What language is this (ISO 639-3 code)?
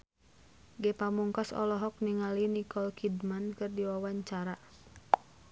sun